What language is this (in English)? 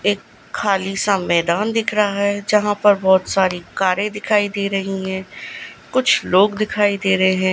Hindi